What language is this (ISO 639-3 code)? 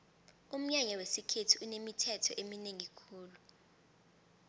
nbl